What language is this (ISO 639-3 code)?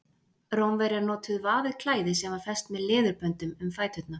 isl